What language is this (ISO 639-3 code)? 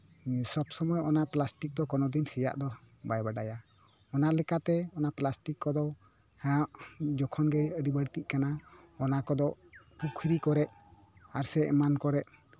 sat